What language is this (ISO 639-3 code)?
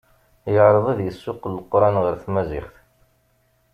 kab